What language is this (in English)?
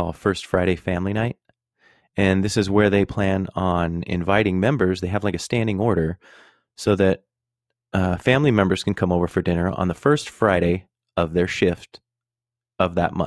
English